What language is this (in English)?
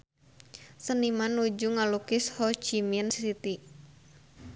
Sundanese